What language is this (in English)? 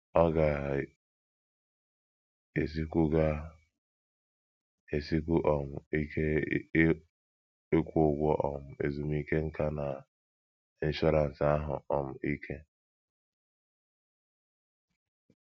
Igbo